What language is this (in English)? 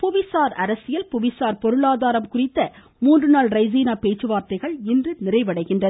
Tamil